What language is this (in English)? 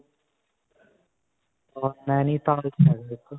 Punjabi